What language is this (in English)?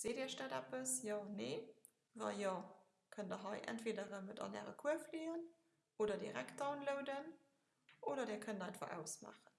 German